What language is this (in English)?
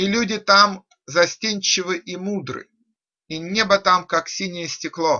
Russian